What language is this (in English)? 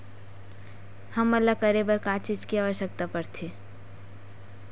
Chhattisgarhi